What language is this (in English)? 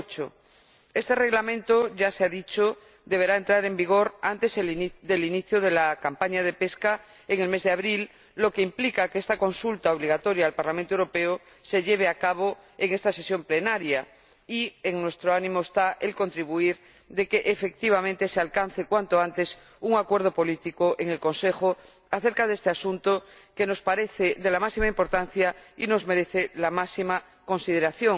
Spanish